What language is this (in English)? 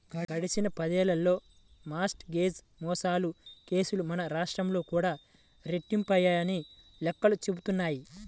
Telugu